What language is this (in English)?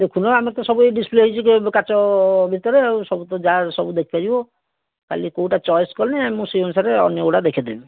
Odia